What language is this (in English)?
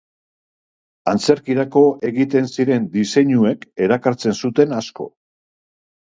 Basque